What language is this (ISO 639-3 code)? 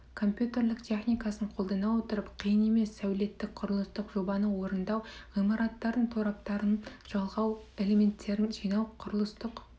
kaz